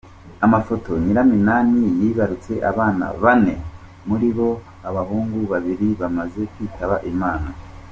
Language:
Kinyarwanda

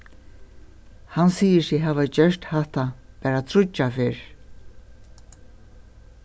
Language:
Faroese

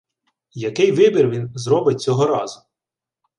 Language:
Ukrainian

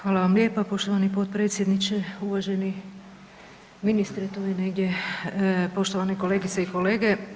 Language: Croatian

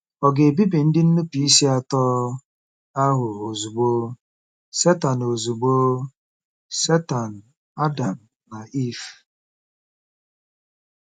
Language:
Igbo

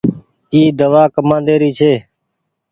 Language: Goaria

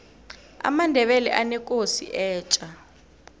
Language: South Ndebele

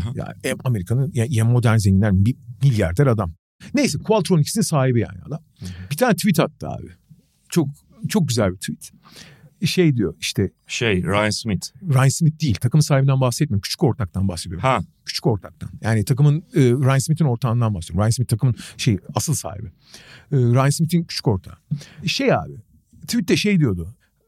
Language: Turkish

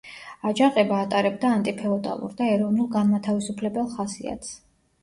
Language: Georgian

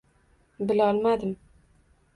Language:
Uzbek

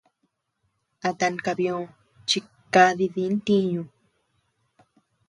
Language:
Tepeuxila Cuicatec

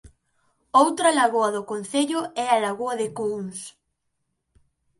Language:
Galician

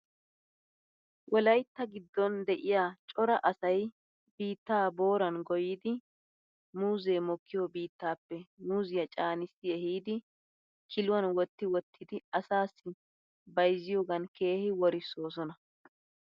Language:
Wolaytta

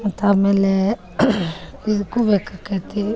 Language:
Kannada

